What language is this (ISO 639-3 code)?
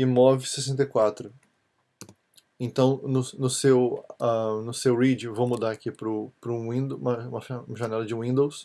por